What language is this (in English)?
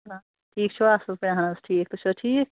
Kashmiri